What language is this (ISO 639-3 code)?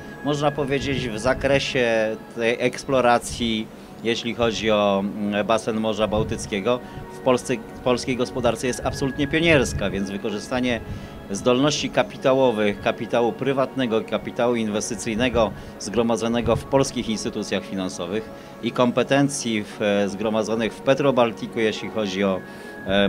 pol